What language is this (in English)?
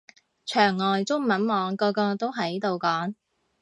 Cantonese